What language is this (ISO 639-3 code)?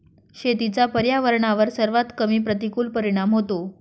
mar